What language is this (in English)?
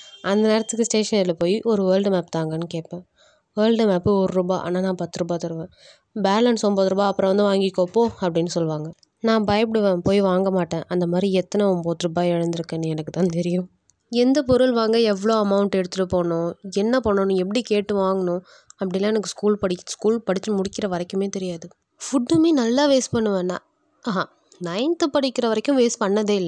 Tamil